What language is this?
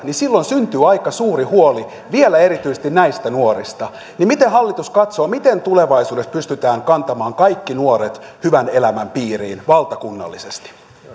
Finnish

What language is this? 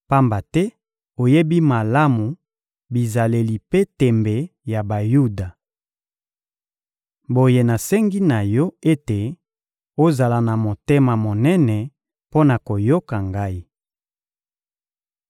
Lingala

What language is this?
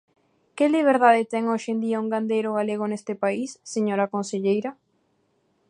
Galician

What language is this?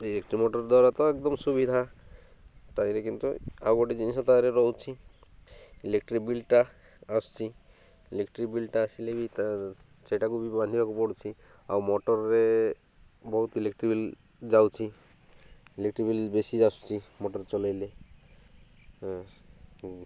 Odia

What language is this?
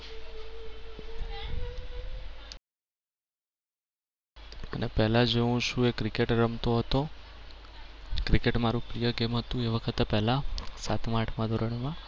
Gujarati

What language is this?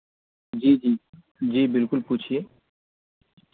Urdu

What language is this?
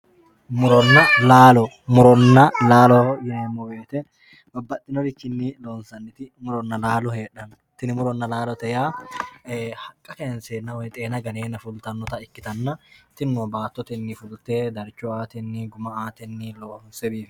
Sidamo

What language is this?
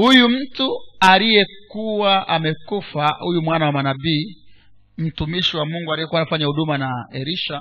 Swahili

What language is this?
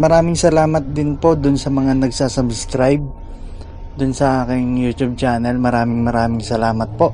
Filipino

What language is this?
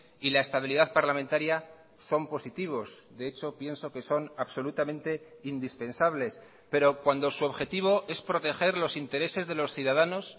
Spanish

